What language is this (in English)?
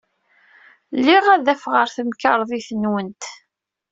Kabyle